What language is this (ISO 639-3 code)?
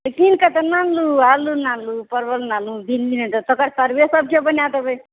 mai